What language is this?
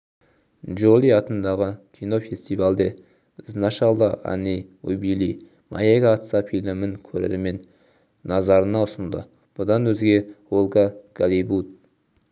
Kazakh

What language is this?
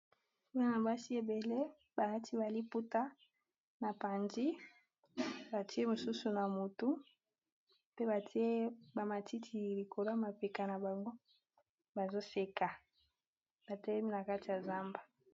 Lingala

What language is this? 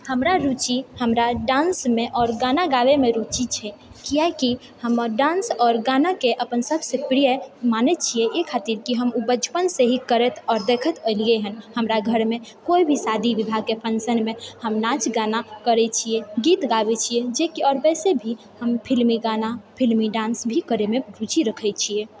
Maithili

